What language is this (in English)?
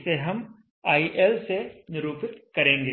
Hindi